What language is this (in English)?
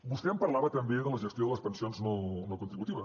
Catalan